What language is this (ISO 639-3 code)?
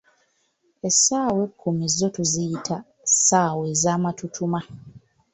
lug